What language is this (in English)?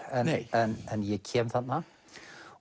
Icelandic